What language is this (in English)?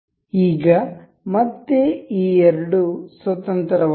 Kannada